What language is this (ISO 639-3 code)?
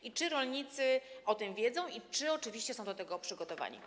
pol